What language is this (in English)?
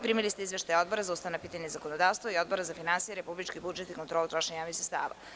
Serbian